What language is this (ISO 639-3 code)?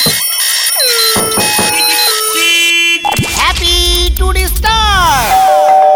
ben